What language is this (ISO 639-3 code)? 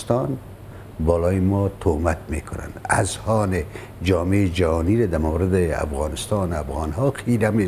fas